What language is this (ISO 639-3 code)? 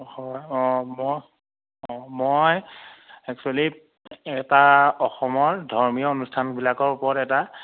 asm